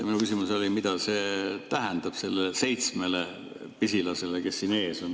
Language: Estonian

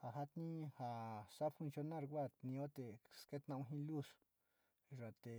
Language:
Sinicahua Mixtec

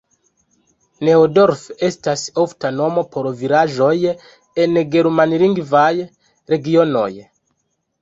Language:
Esperanto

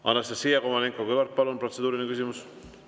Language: Estonian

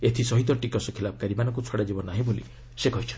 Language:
Odia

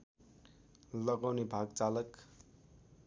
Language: Nepali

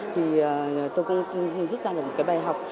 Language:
Vietnamese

